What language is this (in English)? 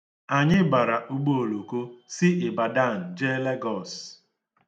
Igbo